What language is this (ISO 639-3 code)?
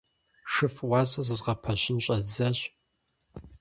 kbd